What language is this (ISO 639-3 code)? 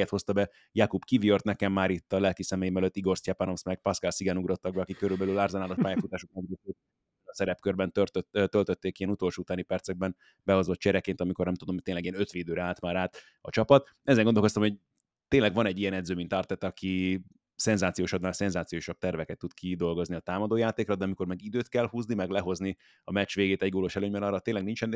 hun